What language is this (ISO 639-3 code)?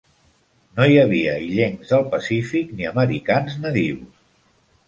cat